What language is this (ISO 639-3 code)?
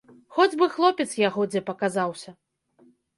bel